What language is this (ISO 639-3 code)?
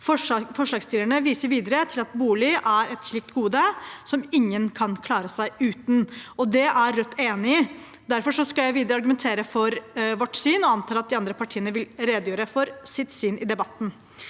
nor